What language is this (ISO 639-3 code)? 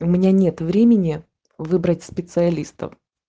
rus